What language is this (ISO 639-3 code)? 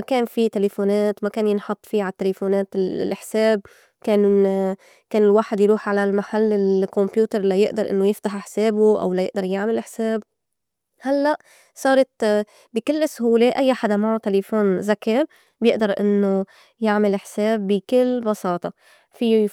apc